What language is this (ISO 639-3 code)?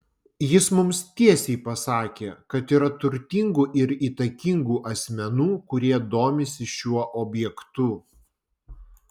lit